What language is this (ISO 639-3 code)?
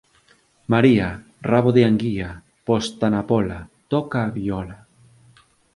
glg